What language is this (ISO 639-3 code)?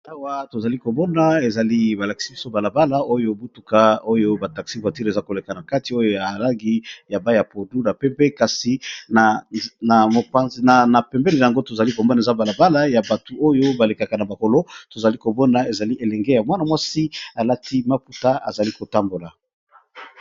lin